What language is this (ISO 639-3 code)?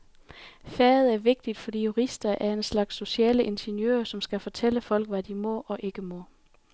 dan